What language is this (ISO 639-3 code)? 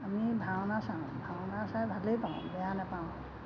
asm